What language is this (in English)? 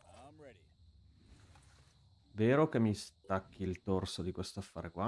Italian